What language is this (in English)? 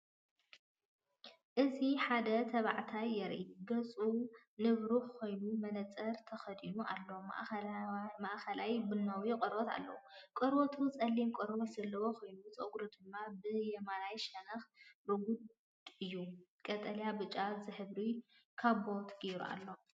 Tigrinya